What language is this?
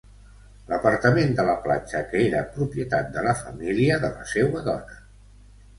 Catalan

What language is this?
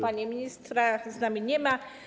Polish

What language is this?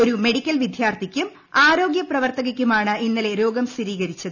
Malayalam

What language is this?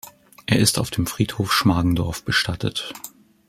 German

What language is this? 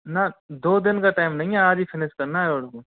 Hindi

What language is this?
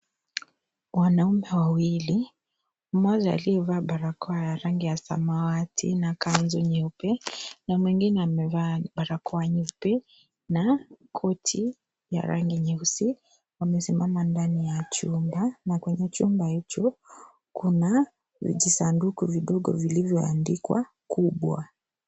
Swahili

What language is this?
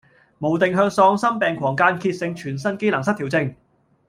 Cantonese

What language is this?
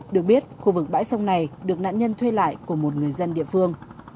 Vietnamese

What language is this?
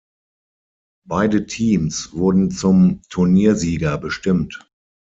German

